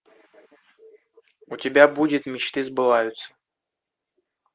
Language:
Russian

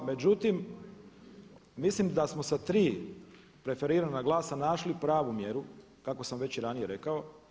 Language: Croatian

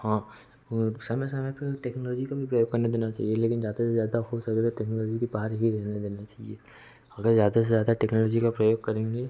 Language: Hindi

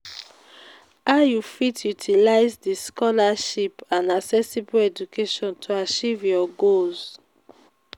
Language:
Nigerian Pidgin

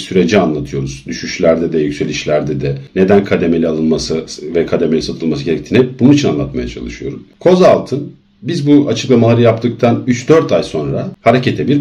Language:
Turkish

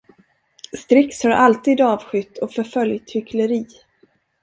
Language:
Swedish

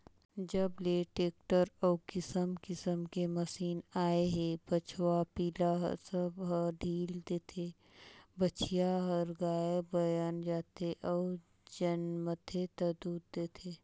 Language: Chhattisgarhi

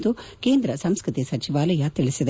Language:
Kannada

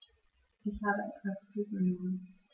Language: German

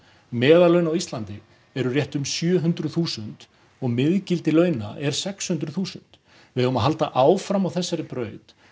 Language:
Icelandic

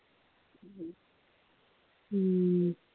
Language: Punjabi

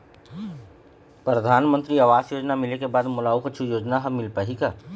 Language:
Chhattisgarhi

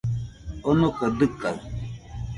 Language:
Nüpode Huitoto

